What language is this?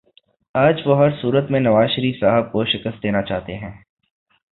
Urdu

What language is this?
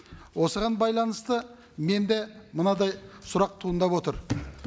Kazakh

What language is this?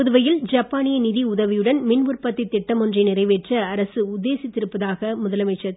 Tamil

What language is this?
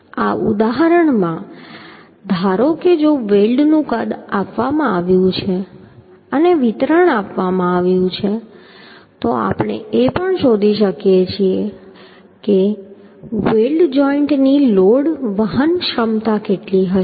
Gujarati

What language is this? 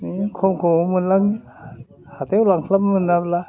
Bodo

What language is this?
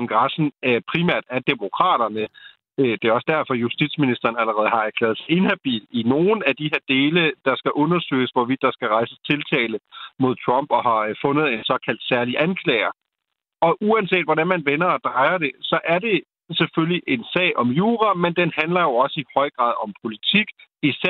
Danish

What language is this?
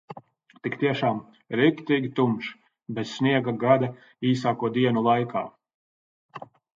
Latvian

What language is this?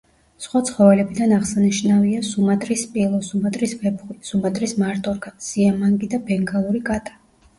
Georgian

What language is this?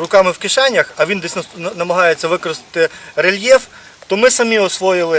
Ukrainian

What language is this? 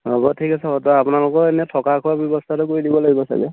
Assamese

